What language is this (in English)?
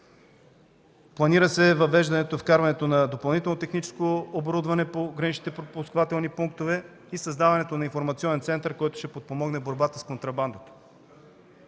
Bulgarian